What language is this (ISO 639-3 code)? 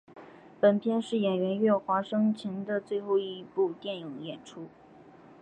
zho